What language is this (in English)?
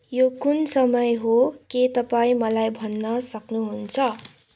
Nepali